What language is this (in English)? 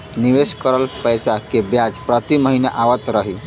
Bhojpuri